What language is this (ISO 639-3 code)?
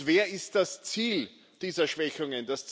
deu